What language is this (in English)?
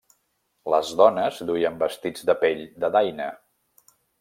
Catalan